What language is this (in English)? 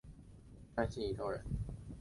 Chinese